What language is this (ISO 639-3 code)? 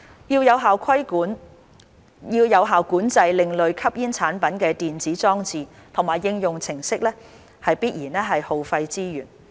yue